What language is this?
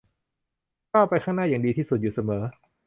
Thai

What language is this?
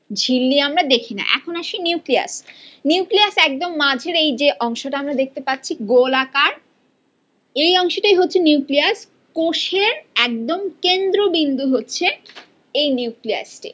Bangla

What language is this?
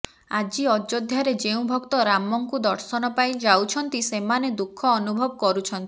Odia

